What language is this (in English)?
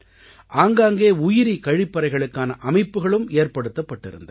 Tamil